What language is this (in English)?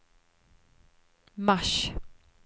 Swedish